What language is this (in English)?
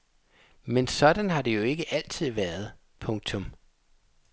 Danish